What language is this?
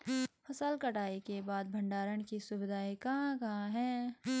Hindi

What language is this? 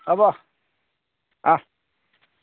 Assamese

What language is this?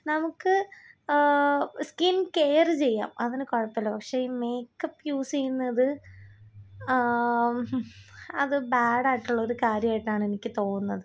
Malayalam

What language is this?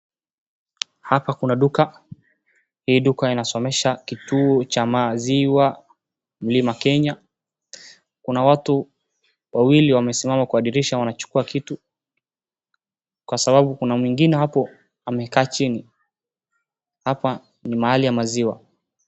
Swahili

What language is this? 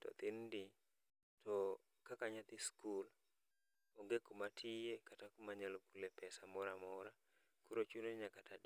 Luo (Kenya and Tanzania)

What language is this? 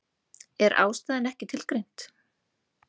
Icelandic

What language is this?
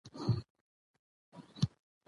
Pashto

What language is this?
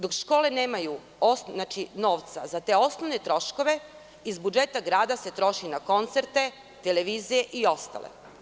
Serbian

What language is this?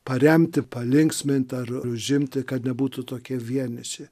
Lithuanian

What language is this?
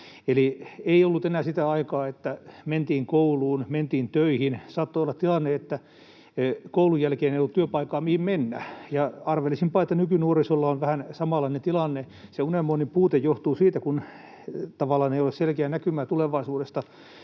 Finnish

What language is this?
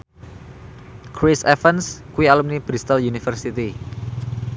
Javanese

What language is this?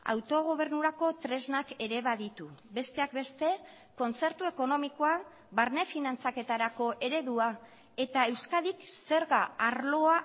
Basque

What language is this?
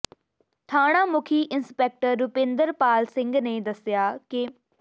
Punjabi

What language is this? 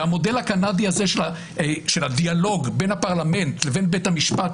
Hebrew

